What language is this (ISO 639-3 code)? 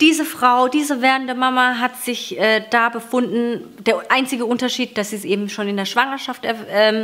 deu